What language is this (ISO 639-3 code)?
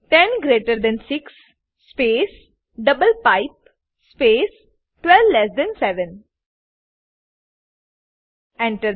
guj